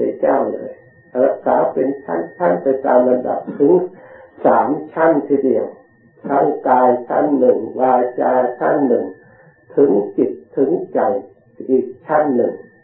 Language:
Thai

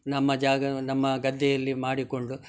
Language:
Kannada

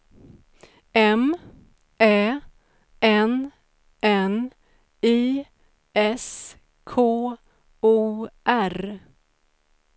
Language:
Swedish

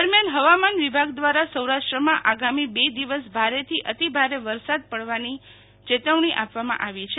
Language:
Gujarati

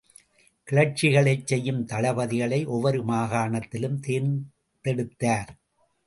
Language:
Tamil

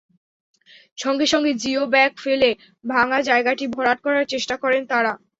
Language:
Bangla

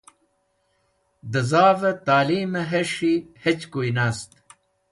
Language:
Wakhi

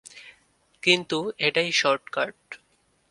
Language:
Bangla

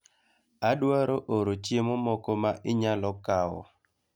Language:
Luo (Kenya and Tanzania)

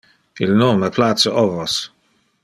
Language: Interlingua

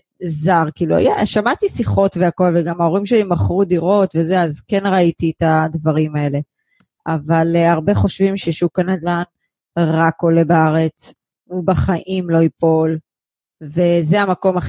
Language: Hebrew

